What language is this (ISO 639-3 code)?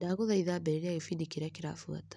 kik